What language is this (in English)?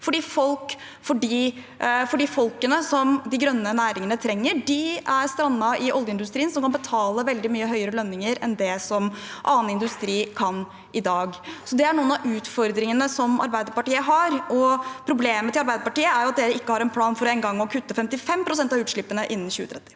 Norwegian